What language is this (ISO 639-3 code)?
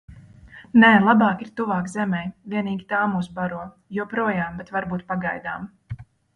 lav